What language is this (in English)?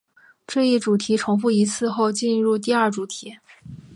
Chinese